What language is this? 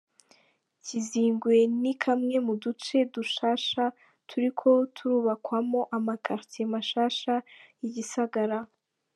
Kinyarwanda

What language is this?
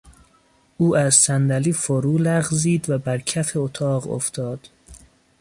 Persian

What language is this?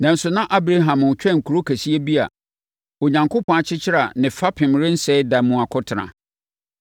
Akan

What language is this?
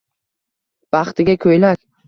Uzbek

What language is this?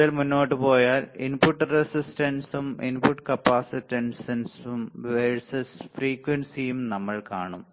Malayalam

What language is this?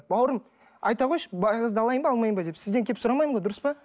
Kazakh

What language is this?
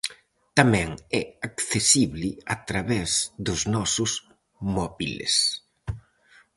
Galician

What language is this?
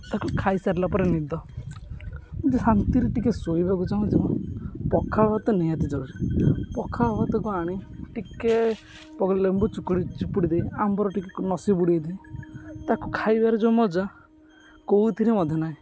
Odia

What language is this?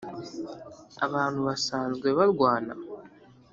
Kinyarwanda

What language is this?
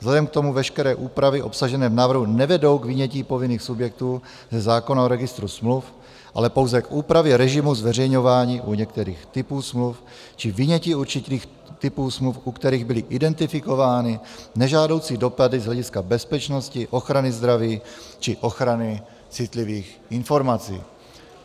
Czech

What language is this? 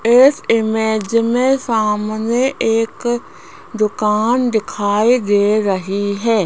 Hindi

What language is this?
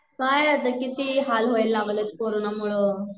Marathi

